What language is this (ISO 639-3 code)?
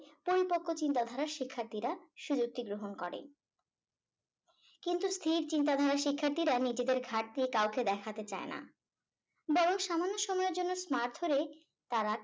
ben